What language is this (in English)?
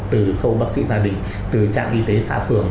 Vietnamese